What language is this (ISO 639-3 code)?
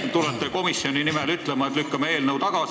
est